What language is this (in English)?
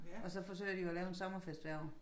Danish